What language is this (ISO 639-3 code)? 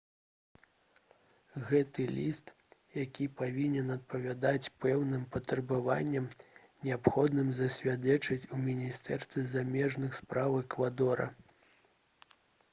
bel